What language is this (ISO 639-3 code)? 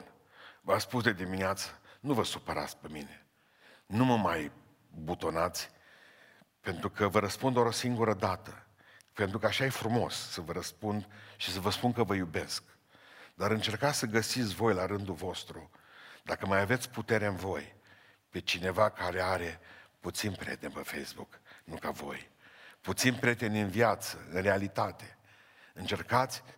ron